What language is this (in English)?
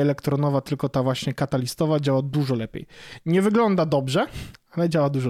Polish